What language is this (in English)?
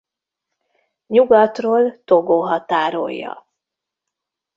Hungarian